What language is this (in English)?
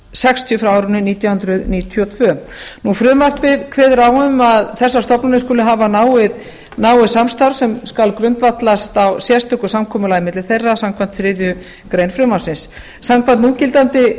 Icelandic